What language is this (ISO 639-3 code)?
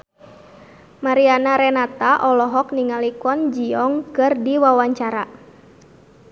sun